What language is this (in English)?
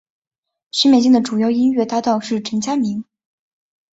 Chinese